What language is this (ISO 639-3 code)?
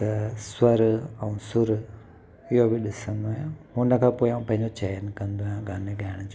snd